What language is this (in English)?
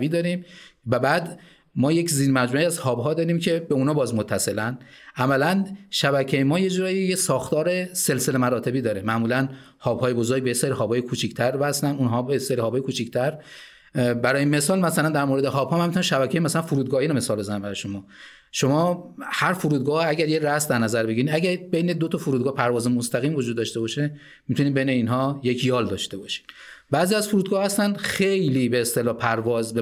Persian